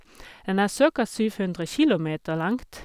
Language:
Norwegian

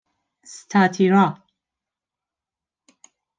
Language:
Persian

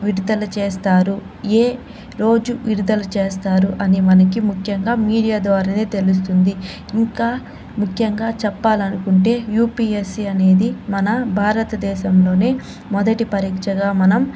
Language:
Telugu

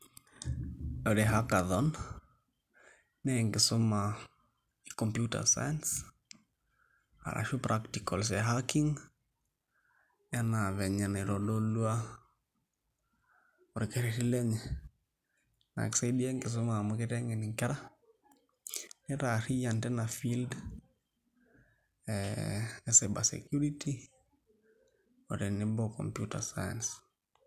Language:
Masai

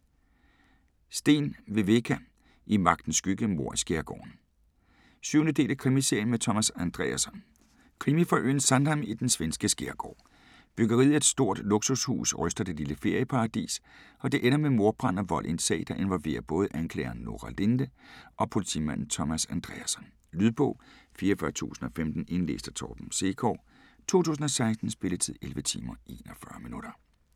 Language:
Danish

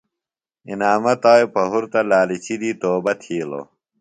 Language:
Phalura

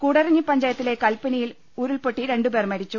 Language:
Malayalam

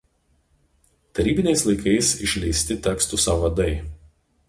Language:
Lithuanian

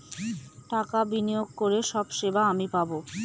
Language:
Bangla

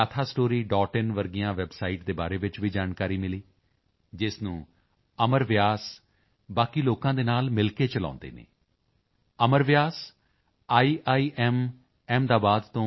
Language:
Punjabi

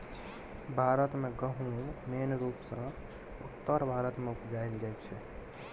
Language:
Maithili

